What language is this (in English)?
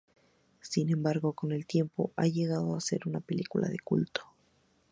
Spanish